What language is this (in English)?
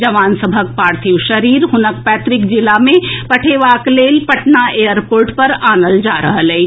Maithili